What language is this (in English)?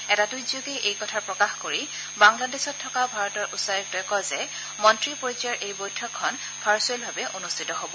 Assamese